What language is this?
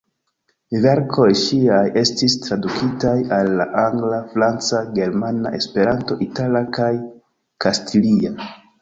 Esperanto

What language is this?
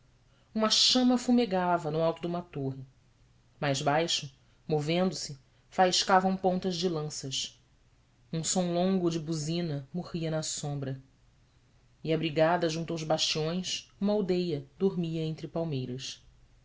Portuguese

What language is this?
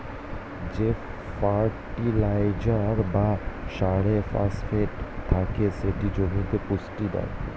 Bangla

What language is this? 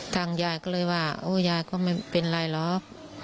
Thai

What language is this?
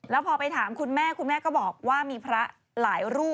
Thai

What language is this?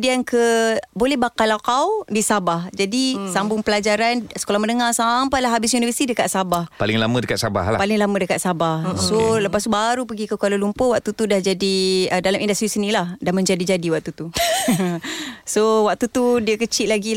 Malay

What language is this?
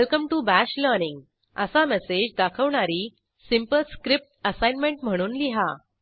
Marathi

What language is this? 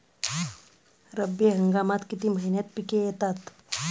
Marathi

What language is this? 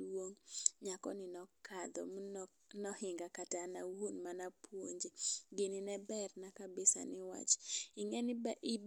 Luo (Kenya and Tanzania)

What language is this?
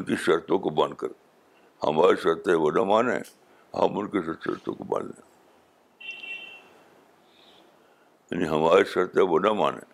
Urdu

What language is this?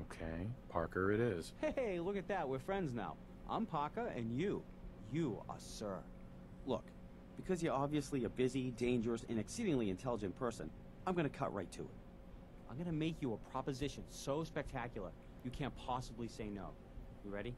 English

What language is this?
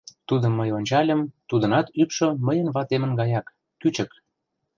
Mari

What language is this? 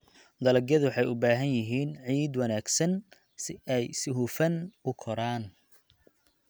Somali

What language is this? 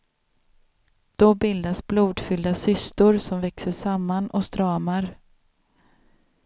Swedish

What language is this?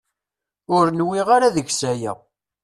Kabyle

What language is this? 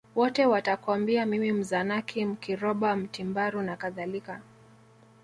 Swahili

